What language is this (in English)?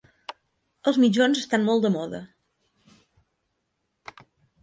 Catalan